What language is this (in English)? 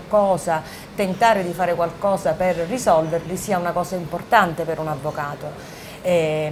Italian